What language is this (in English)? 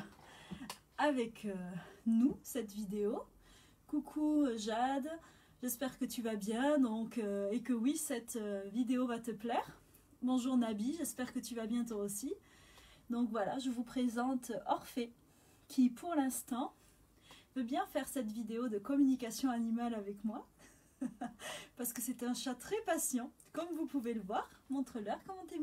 French